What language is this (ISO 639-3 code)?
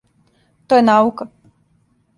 srp